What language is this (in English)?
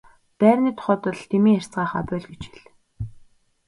Mongolian